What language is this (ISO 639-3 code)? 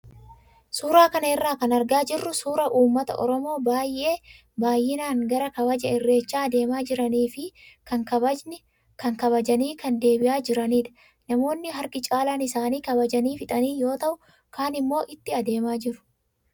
orm